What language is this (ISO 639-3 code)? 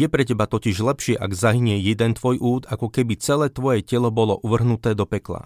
slk